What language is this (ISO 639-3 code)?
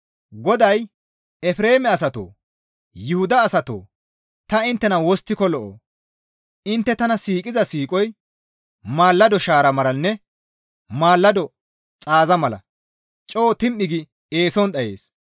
gmv